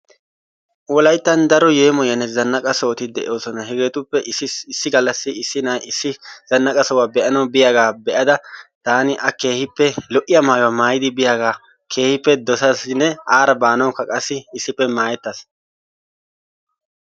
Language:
Wolaytta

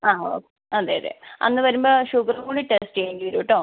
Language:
Malayalam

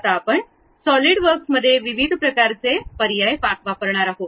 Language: Marathi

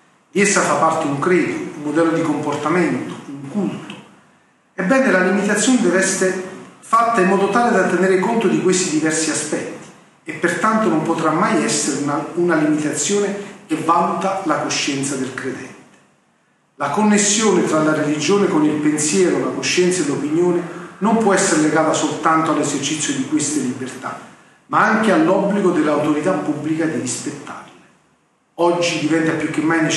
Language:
Italian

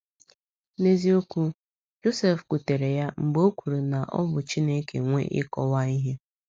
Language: Igbo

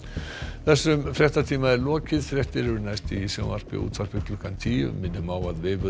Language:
Icelandic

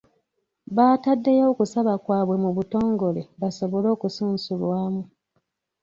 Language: Ganda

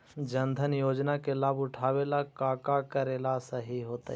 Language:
Magahi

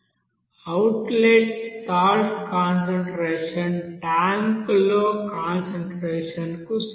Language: Telugu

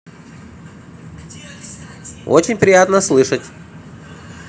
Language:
Russian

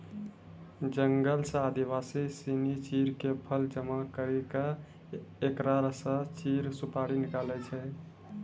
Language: Maithili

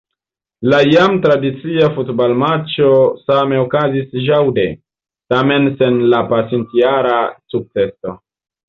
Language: Esperanto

